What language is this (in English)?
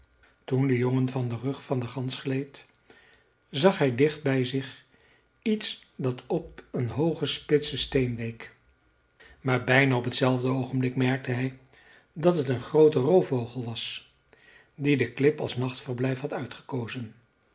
Dutch